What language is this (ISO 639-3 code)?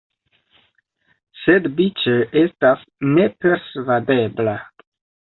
epo